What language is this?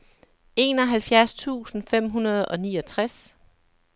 Danish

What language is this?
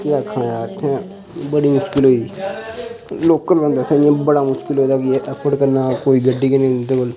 Dogri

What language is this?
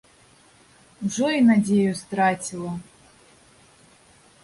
Belarusian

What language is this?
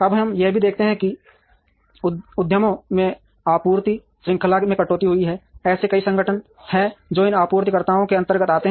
Hindi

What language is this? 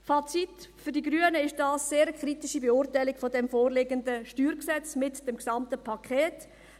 Swiss German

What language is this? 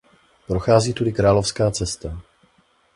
Czech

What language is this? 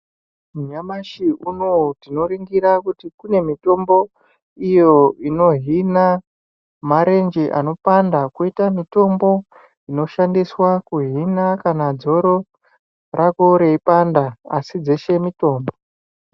Ndau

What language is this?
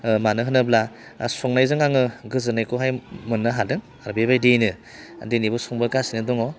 Bodo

